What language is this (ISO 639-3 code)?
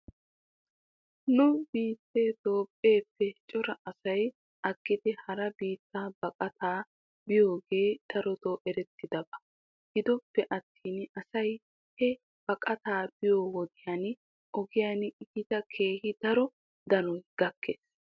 wal